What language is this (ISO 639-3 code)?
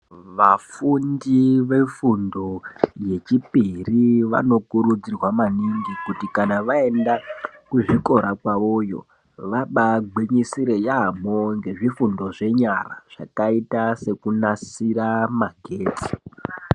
ndc